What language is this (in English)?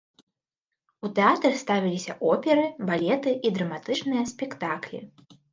Belarusian